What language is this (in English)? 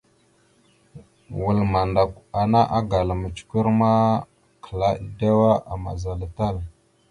Mada (Cameroon)